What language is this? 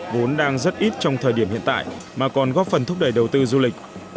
Vietnamese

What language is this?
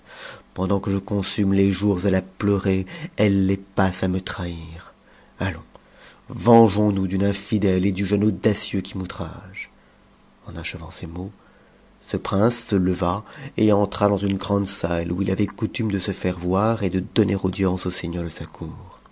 French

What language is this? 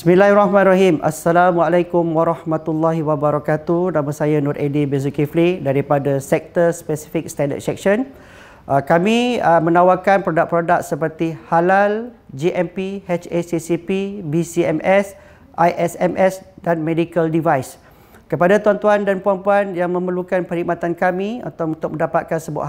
Malay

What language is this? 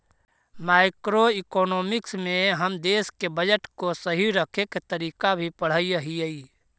Magahi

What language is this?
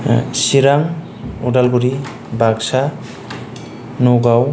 Bodo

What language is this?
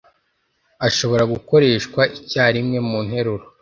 Kinyarwanda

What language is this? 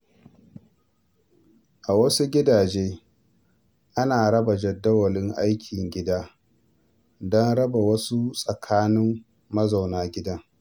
Hausa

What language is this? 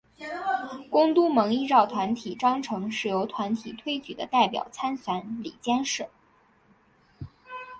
Chinese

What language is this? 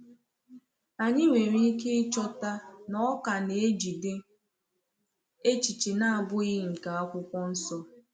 Igbo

